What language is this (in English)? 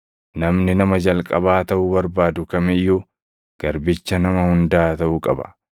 Oromo